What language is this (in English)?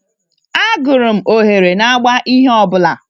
Igbo